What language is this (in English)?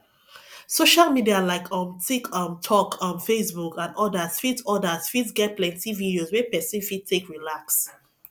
Nigerian Pidgin